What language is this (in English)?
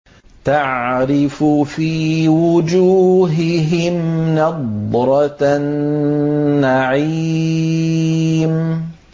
Arabic